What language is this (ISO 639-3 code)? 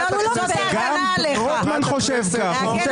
heb